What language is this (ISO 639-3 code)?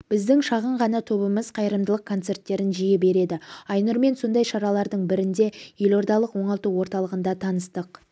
kaz